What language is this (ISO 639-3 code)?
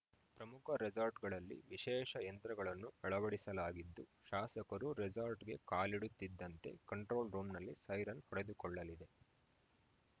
kan